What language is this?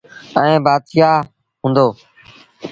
Sindhi Bhil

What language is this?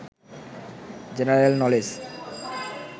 Bangla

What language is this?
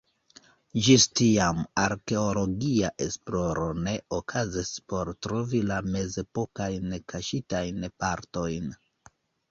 Esperanto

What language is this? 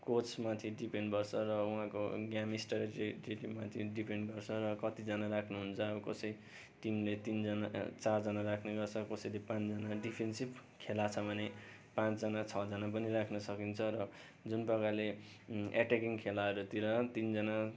Nepali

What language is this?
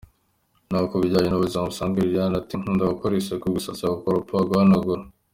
Kinyarwanda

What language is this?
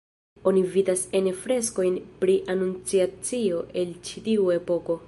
Esperanto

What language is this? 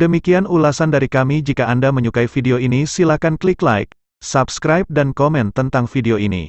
Indonesian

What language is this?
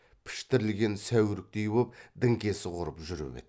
Kazakh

